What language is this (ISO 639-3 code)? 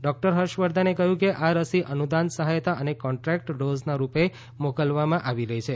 guj